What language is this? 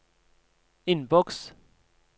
Norwegian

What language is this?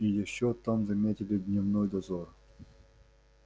Russian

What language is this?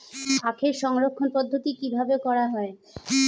Bangla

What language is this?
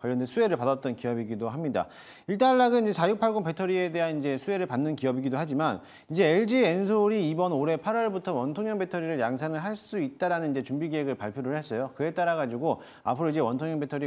Korean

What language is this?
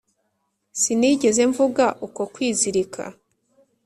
Kinyarwanda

